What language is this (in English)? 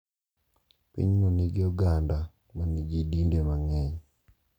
Luo (Kenya and Tanzania)